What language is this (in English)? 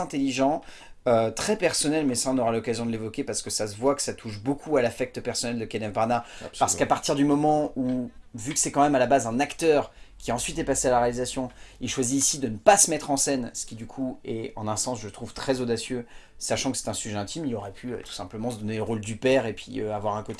French